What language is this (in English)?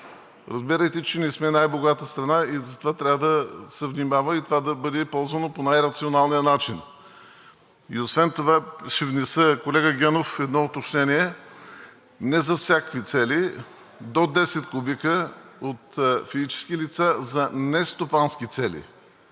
Bulgarian